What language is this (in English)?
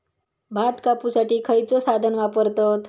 Marathi